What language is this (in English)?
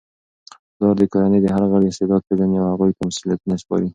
Pashto